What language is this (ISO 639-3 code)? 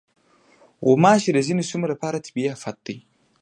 pus